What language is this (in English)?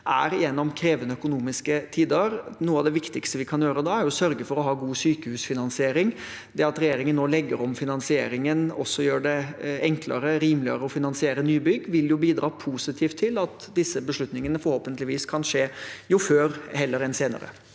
Norwegian